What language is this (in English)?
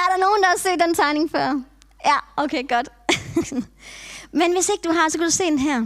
Danish